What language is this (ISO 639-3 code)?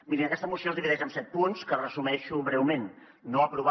cat